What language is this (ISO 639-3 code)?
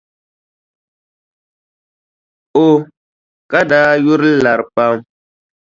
dag